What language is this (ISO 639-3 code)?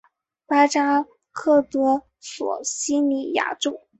zho